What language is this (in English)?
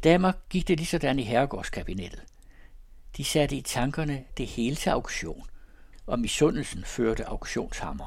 Danish